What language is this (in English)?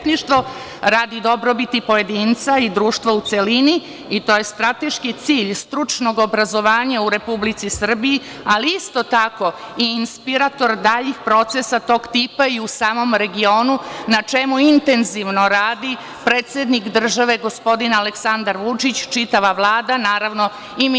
Serbian